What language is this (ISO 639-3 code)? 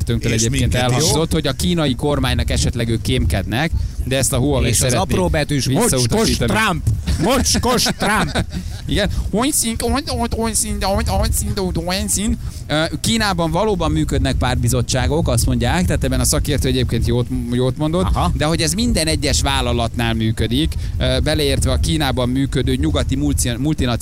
hun